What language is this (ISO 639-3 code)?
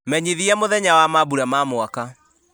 kik